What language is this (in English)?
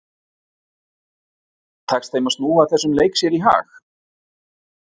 Icelandic